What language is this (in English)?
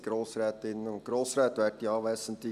Swiss German